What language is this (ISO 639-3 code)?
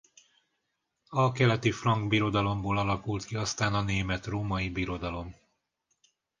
hun